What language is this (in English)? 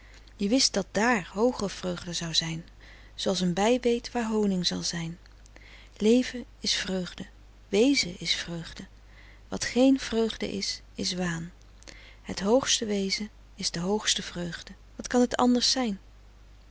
Dutch